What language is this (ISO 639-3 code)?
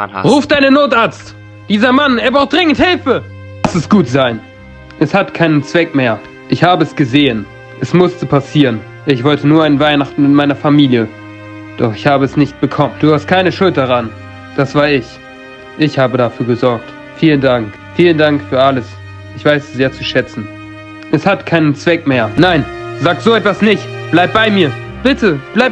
deu